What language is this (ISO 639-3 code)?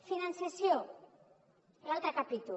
cat